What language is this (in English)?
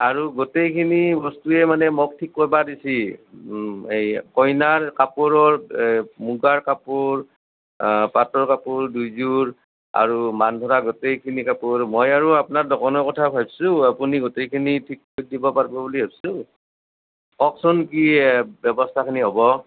Assamese